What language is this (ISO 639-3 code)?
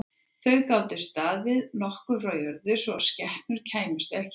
isl